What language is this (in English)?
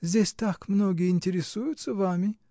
Russian